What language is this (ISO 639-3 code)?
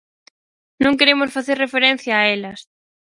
glg